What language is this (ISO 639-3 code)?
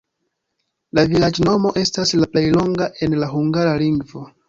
epo